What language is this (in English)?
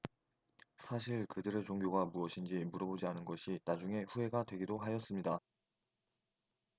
Korean